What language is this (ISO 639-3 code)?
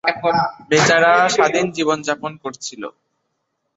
ben